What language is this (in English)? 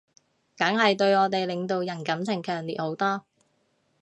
Cantonese